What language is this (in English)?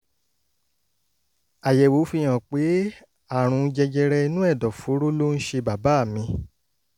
Yoruba